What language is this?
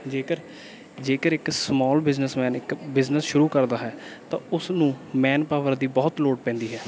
Punjabi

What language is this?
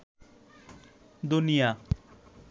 Bangla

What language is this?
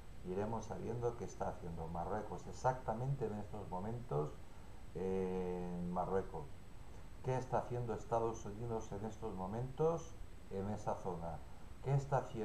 Spanish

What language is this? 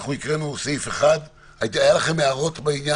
Hebrew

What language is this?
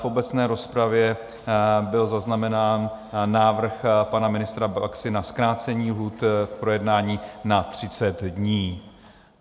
Czech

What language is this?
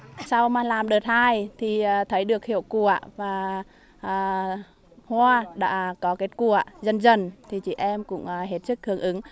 Vietnamese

